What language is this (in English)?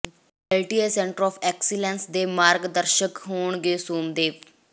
Punjabi